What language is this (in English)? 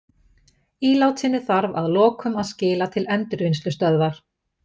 Icelandic